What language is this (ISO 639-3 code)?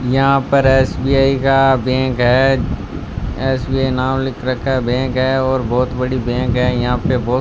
hin